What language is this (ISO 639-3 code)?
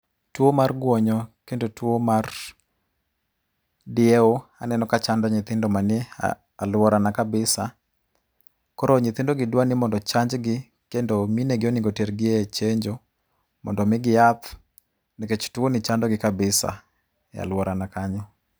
luo